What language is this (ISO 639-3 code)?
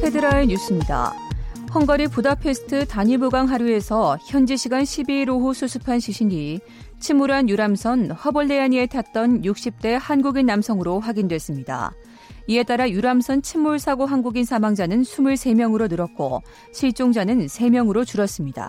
kor